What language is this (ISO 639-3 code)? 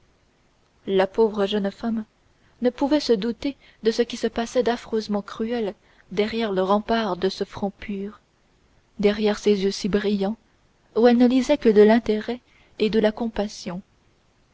fra